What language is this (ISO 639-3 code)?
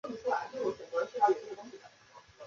zho